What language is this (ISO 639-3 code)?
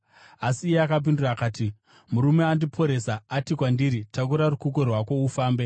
sna